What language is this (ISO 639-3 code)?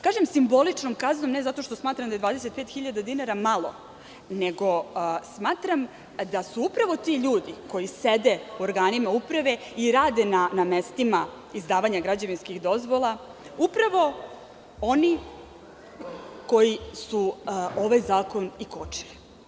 srp